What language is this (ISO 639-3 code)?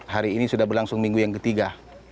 ind